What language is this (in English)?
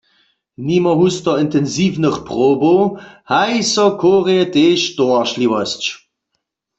Upper Sorbian